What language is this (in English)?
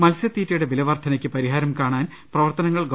Malayalam